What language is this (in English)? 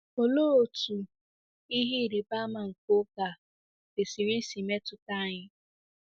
Igbo